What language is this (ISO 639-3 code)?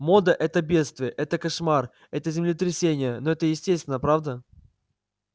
rus